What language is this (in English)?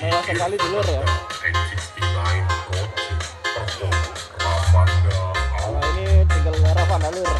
Indonesian